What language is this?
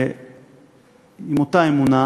Hebrew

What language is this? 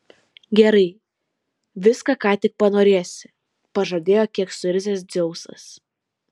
Lithuanian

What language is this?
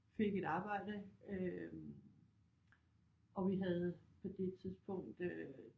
Danish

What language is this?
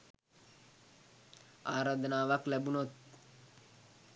Sinhala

